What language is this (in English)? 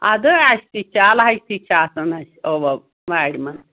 Kashmiri